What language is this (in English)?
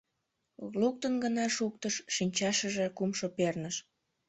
Mari